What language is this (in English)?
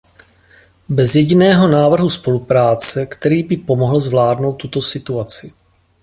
Czech